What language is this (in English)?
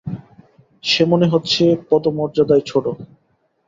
Bangla